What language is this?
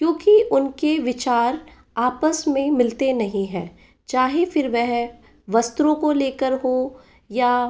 Hindi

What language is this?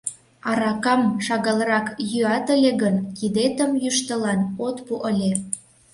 Mari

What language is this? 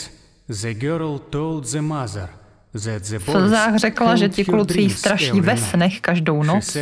Czech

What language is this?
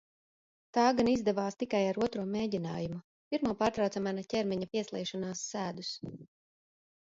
Latvian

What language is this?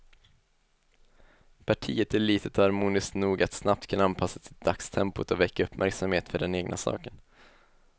Swedish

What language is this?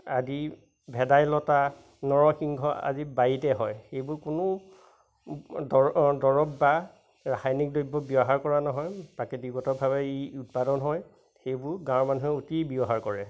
Assamese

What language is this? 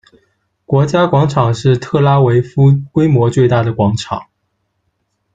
Chinese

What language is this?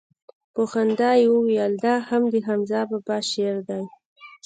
Pashto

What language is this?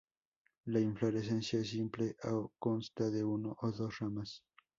Spanish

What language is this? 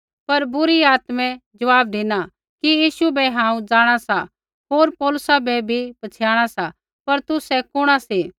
Kullu Pahari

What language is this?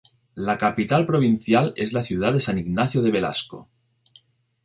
Spanish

